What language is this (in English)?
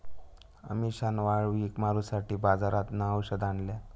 Marathi